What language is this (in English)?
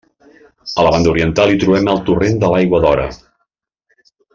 Catalan